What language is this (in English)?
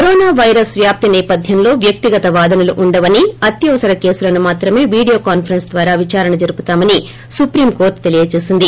Telugu